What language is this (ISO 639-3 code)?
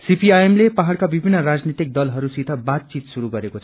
nep